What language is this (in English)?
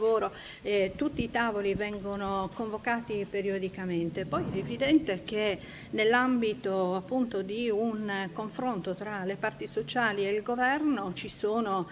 Italian